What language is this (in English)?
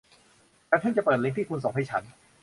Thai